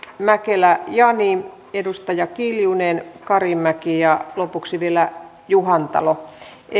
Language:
Finnish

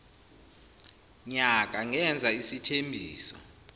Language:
Zulu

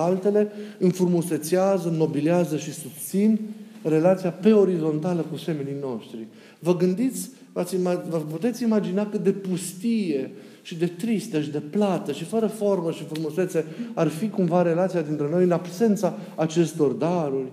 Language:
Romanian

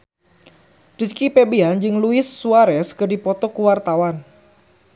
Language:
Sundanese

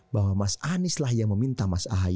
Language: Indonesian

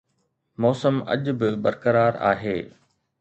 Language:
Sindhi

